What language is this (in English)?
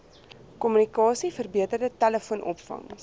Afrikaans